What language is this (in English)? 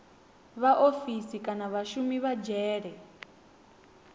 Venda